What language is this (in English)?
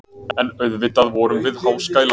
Icelandic